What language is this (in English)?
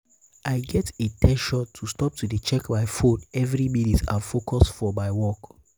Nigerian Pidgin